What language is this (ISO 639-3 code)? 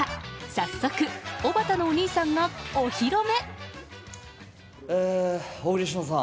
jpn